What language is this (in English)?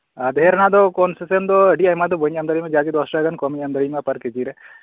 Santali